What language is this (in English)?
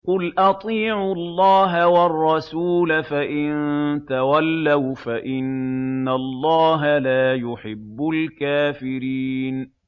Arabic